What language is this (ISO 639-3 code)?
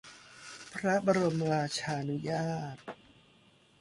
tha